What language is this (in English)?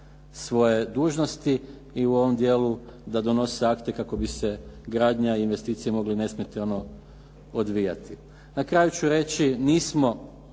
Croatian